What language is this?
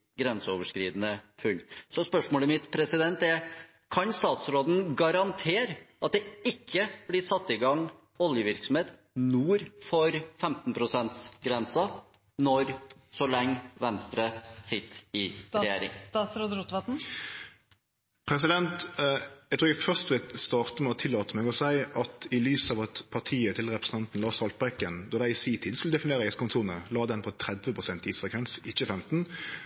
Norwegian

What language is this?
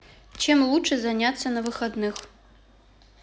Russian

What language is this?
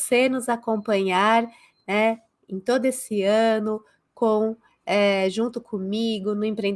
Portuguese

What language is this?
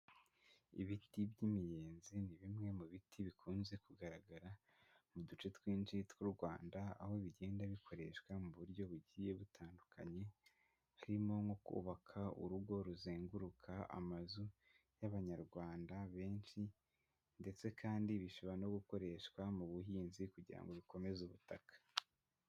Kinyarwanda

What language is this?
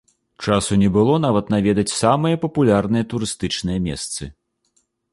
Belarusian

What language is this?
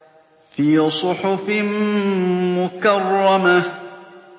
Arabic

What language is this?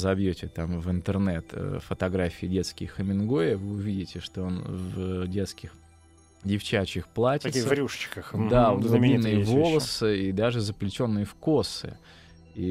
Russian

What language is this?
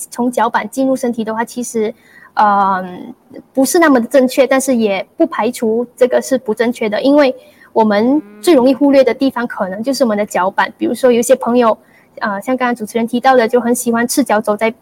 Chinese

